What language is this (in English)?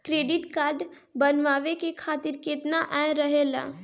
Bhojpuri